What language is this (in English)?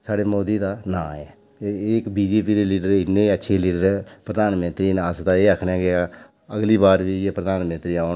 Dogri